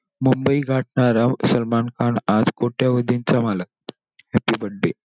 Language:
Marathi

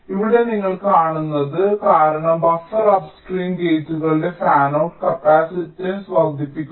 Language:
Malayalam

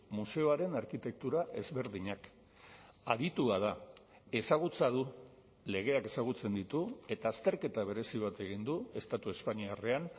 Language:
Basque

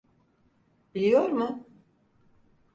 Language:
Turkish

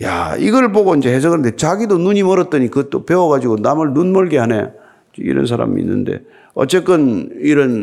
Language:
Korean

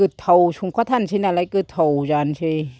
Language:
Bodo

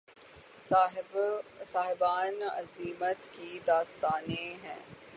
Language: Urdu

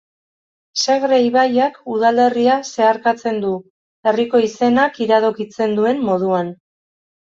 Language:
Basque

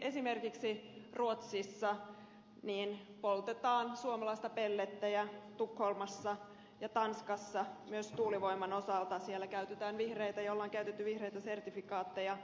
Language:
Finnish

